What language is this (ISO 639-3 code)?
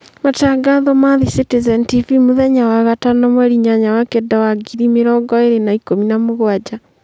kik